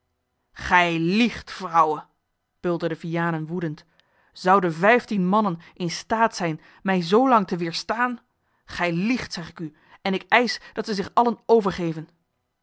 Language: Dutch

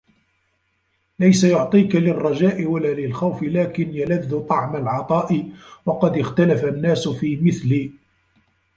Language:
Arabic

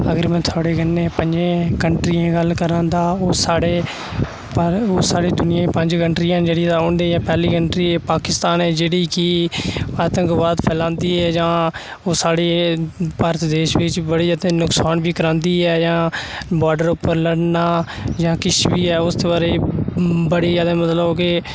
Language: Dogri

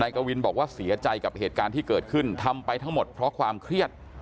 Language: Thai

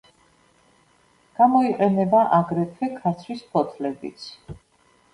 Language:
Georgian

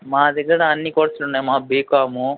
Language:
Telugu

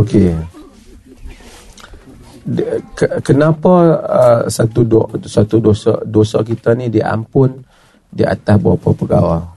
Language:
Malay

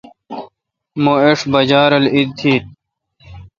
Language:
Kalkoti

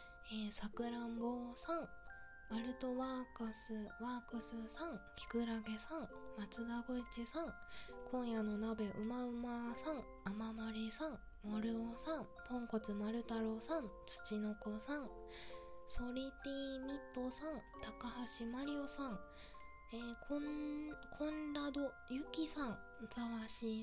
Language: Japanese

